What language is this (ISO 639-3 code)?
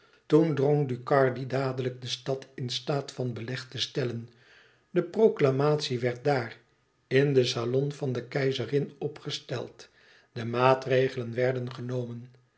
nld